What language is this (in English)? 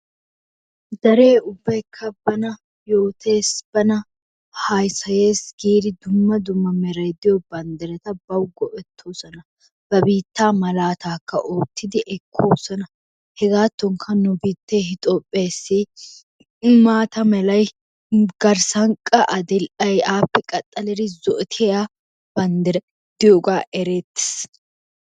Wolaytta